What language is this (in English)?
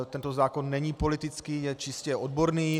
Czech